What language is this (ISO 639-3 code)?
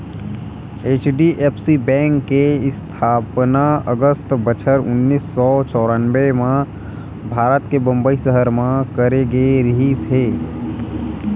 hne